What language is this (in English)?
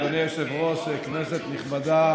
Hebrew